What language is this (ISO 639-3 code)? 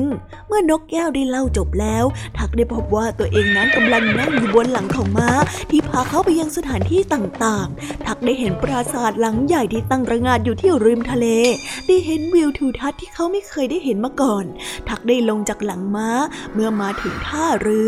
tha